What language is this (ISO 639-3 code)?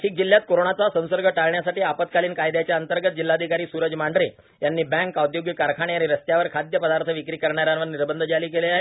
mar